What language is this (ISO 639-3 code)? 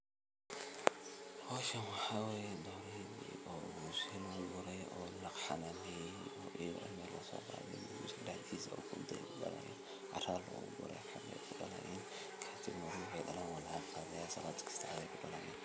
som